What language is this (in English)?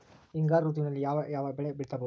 Kannada